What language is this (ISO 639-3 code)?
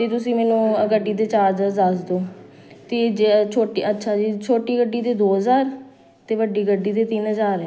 pan